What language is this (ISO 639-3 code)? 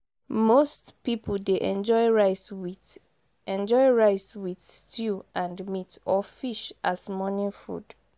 pcm